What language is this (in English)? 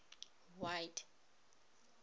Tswana